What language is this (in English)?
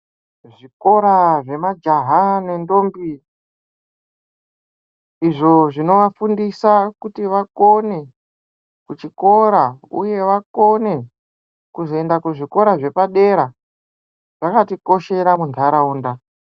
Ndau